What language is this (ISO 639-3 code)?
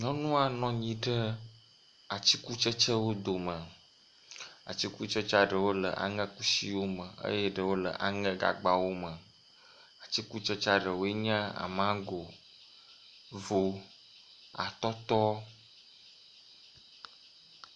ewe